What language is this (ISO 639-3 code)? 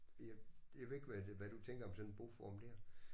dan